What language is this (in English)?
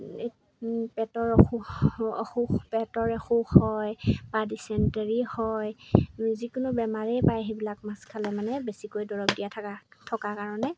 Assamese